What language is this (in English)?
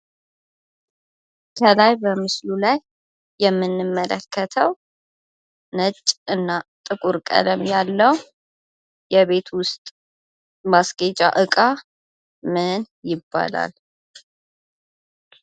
Amharic